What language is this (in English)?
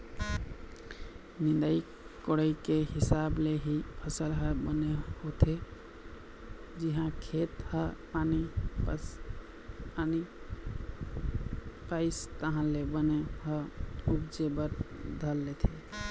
Chhattisgarhi